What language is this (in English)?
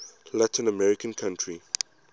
English